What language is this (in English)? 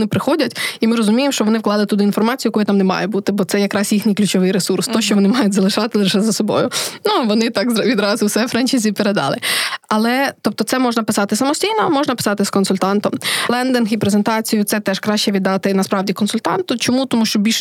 Ukrainian